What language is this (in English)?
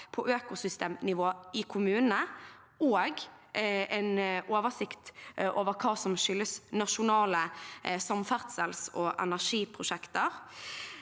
Norwegian